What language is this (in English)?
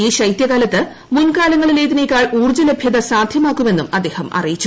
Malayalam